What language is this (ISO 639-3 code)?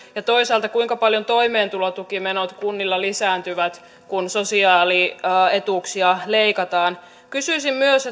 fin